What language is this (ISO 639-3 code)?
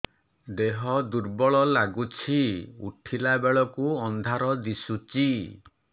ori